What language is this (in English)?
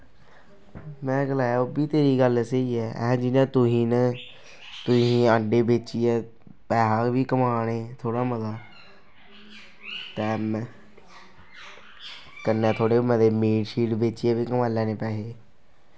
Dogri